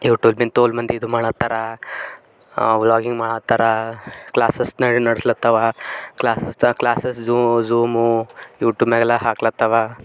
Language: Kannada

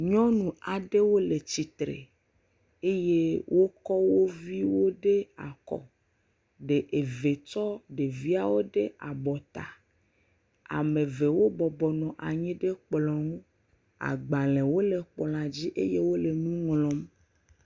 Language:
Ewe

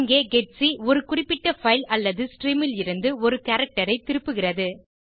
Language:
Tamil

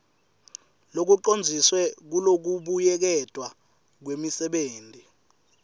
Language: Swati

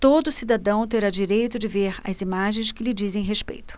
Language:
Portuguese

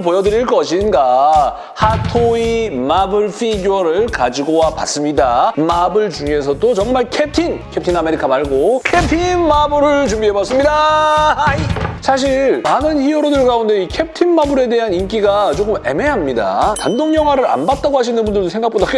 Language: Korean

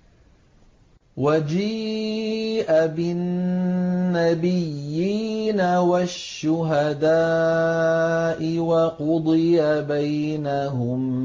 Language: Arabic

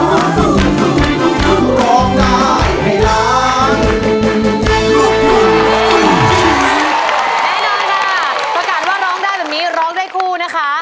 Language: Thai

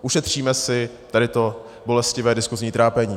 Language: Czech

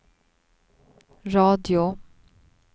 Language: Swedish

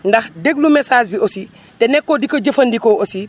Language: Wolof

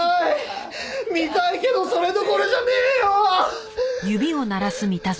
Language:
Japanese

